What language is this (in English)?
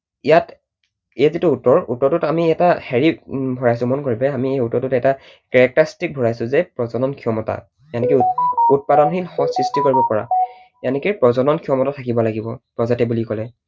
Assamese